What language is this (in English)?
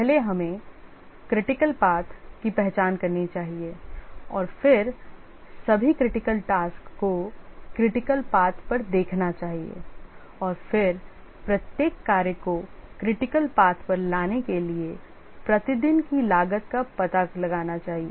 Hindi